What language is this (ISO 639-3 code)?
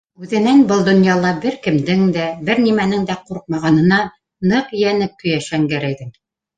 bak